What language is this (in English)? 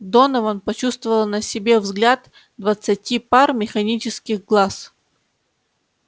Russian